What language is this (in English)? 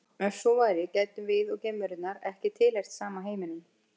Icelandic